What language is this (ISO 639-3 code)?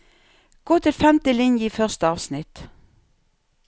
nor